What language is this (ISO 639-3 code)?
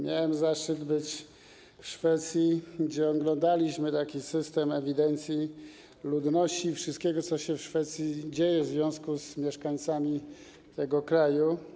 pol